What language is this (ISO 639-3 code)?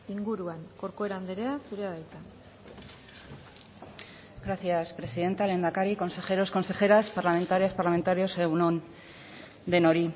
eus